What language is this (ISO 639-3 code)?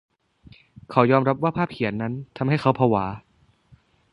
tha